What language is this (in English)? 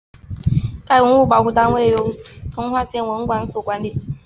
Chinese